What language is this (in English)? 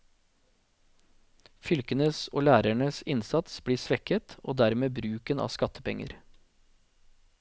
Norwegian